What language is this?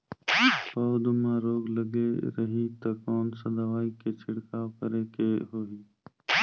Chhattisgarhi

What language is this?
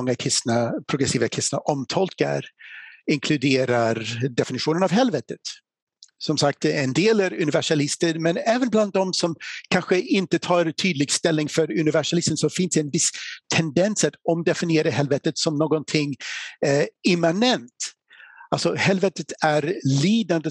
Swedish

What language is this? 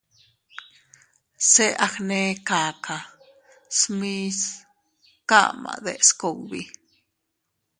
Teutila Cuicatec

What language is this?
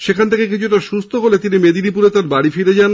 Bangla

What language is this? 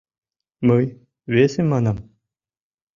Mari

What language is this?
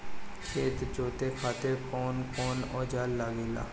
Bhojpuri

